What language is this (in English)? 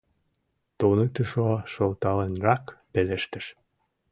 Mari